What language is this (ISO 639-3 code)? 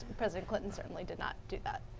eng